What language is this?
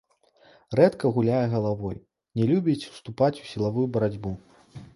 Belarusian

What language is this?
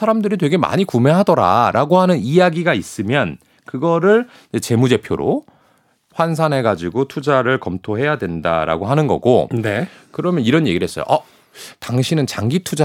Korean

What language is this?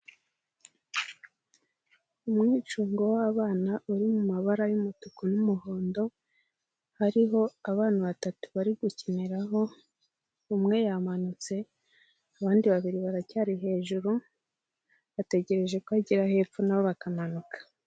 Kinyarwanda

